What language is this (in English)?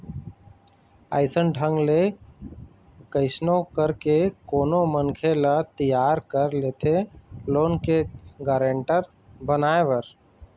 Chhattisgarhi